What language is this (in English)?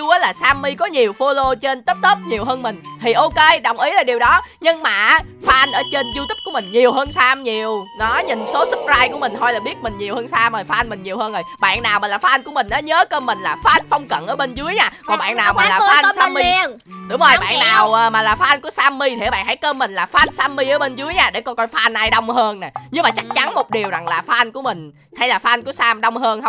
Vietnamese